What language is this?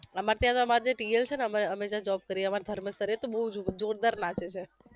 Gujarati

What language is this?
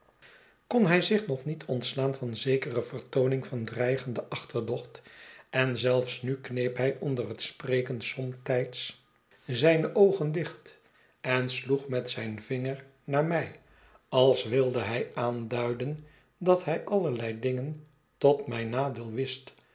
Dutch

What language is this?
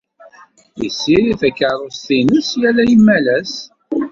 Kabyle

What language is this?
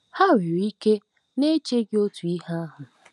Igbo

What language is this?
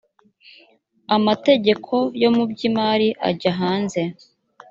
Kinyarwanda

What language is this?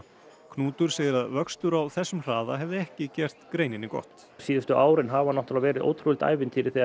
Icelandic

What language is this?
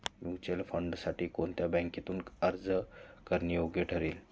Marathi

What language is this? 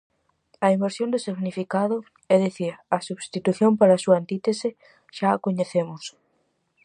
Galician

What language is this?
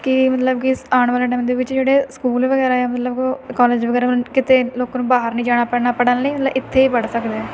Punjabi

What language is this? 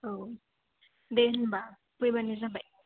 Bodo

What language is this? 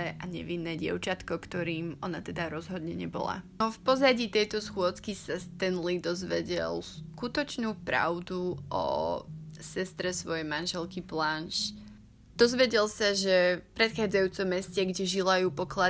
Slovak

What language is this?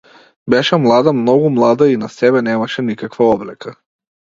Macedonian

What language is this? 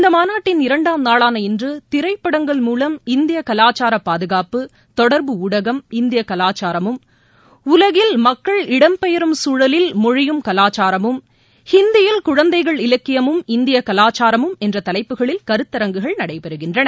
Tamil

